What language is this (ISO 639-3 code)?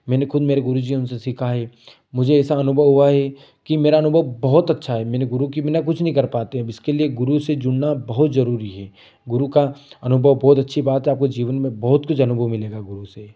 hin